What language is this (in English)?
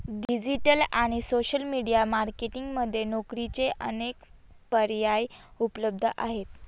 Marathi